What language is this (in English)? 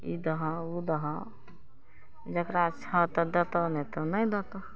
Maithili